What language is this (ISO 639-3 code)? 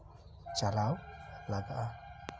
sat